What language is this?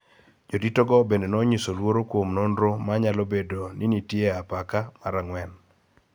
Luo (Kenya and Tanzania)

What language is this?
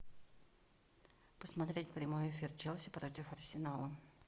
Russian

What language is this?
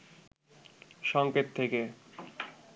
Bangla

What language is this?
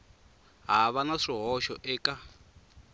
Tsonga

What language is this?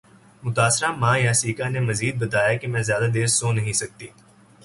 Urdu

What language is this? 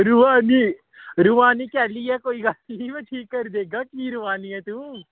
Dogri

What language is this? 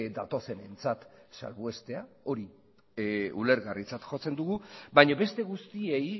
Basque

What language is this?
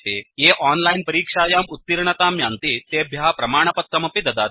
Sanskrit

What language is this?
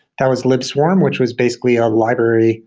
English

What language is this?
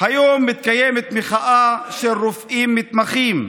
Hebrew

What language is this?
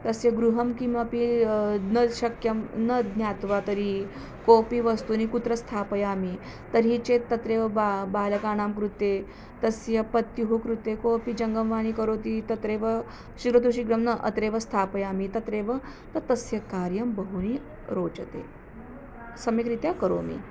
Sanskrit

